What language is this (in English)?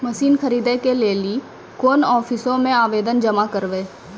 Maithili